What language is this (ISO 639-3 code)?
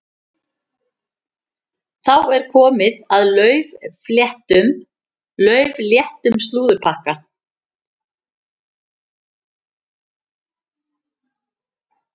isl